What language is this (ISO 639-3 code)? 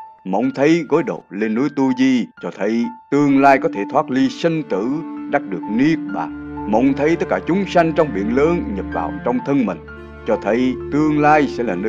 vie